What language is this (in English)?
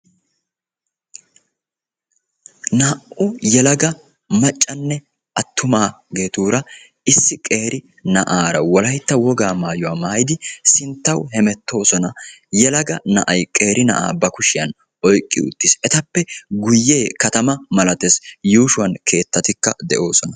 Wolaytta